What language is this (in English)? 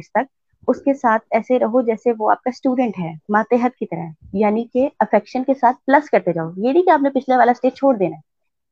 Urdu